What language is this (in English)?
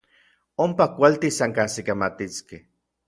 Orizaba Nahuatl